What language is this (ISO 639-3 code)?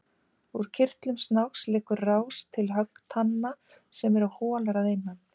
isl